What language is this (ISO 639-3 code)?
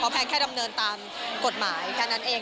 tha